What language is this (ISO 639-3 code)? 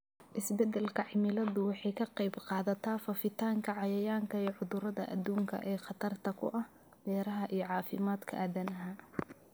som